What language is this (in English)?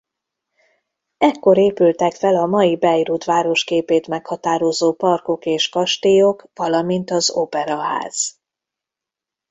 Hungarian